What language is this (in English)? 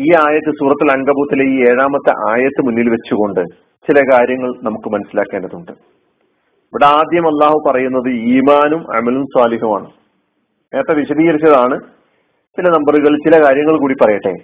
Malayalam